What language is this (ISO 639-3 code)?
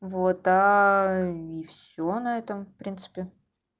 rus